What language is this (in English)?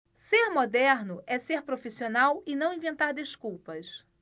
Portuguese